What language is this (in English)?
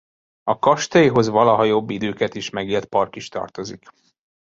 Hungarian